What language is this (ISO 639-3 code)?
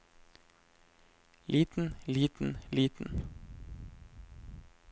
nor